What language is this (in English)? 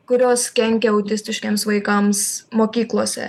Lithuanian